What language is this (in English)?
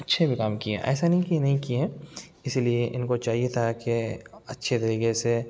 Urdu